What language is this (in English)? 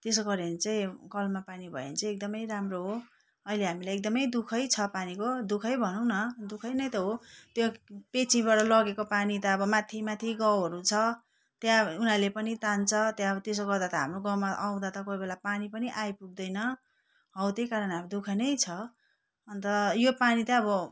Nepali